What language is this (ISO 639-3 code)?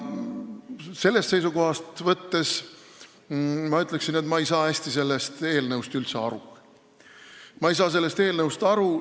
est